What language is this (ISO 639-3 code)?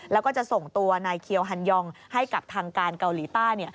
tha